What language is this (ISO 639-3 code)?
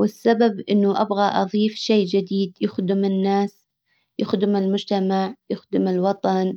acw